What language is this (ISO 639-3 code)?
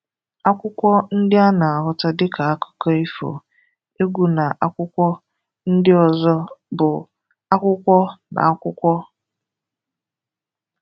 ibo